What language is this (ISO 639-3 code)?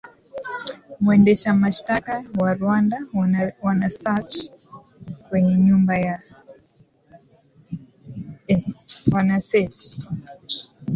swa